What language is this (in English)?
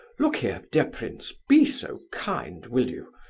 English